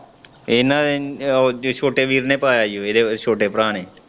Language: Punjabi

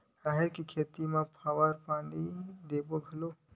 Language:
Chhattisgarhi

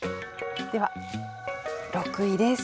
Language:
Japanese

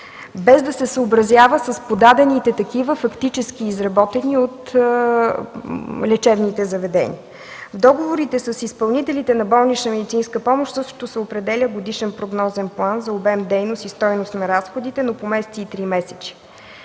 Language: Bulgarian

